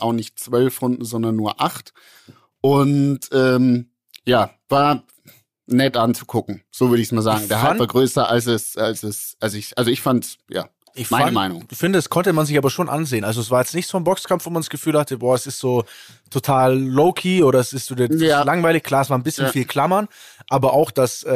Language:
German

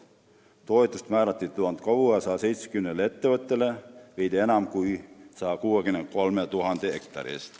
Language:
Estonian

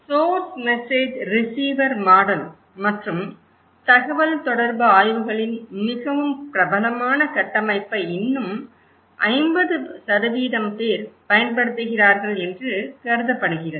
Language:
Tamil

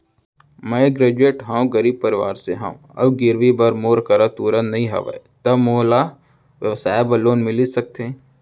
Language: Chhattisgarhi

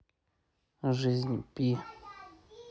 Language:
Russian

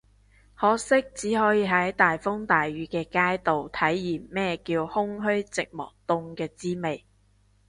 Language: Cantonese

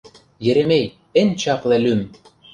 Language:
Mari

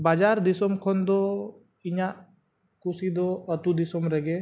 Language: Santali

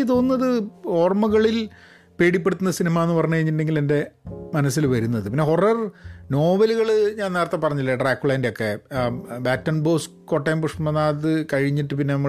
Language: Malayalam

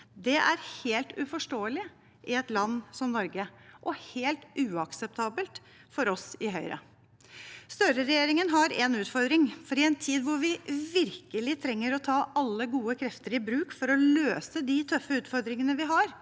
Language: Norwegian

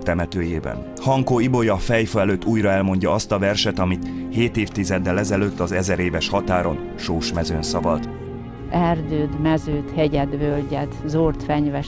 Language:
Hungarian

